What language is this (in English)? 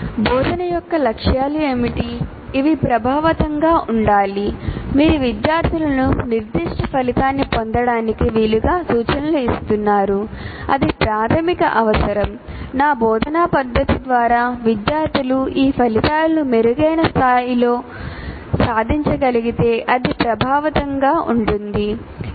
Telugu